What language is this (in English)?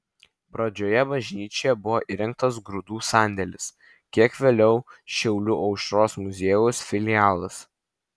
Lithuanian